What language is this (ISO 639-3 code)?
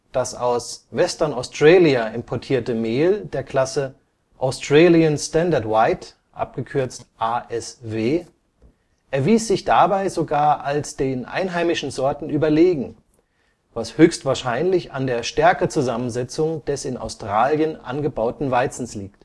deu